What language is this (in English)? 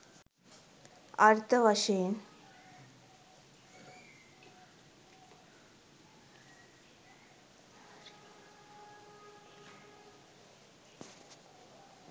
Sinhala